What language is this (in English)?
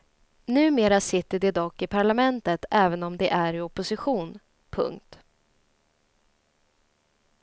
Swedish